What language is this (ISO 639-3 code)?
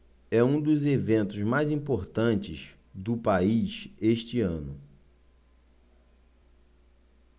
por